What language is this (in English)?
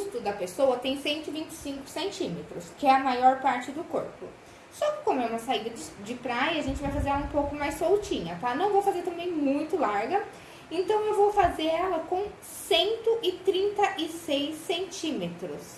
Portuguese